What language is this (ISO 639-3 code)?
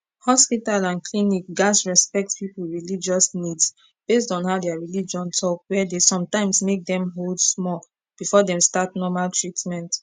pcm